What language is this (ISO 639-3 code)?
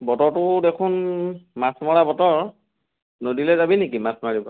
asm